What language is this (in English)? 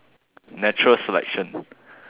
English